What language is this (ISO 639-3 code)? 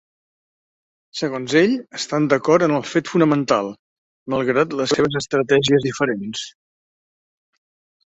cat